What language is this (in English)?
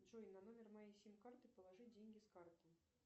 Russian